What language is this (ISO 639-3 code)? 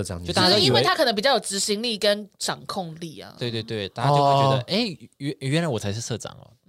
zho